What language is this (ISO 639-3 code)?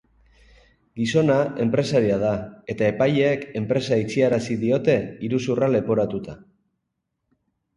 eus